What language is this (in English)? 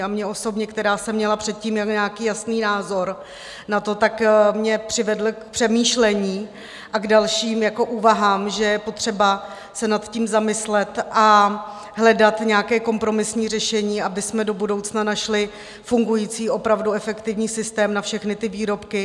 Czech